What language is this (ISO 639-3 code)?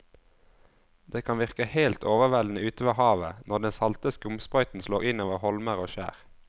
nor